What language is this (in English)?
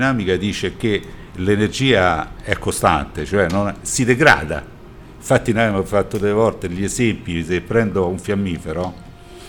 Italian